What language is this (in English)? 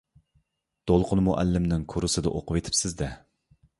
Uyghur